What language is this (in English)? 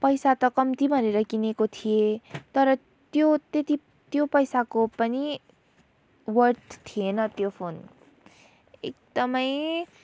Nepali